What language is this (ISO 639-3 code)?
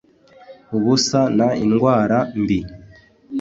kin